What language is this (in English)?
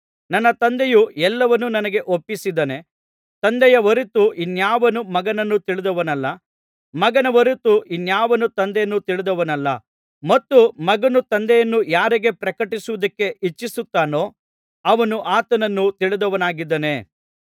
Kannada